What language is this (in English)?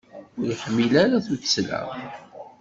Kabyle